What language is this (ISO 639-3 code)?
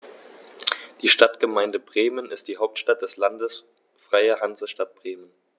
deu